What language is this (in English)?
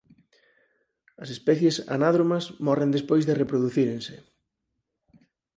Galician